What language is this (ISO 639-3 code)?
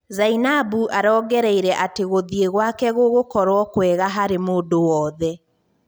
kik